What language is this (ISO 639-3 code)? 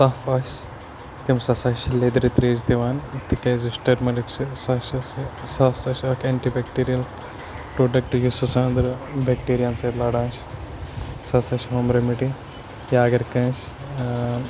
kas